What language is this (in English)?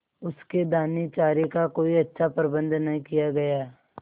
Hindi